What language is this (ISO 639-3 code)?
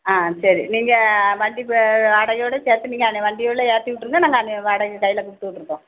tam